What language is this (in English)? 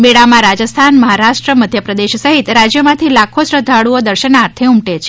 Gujarati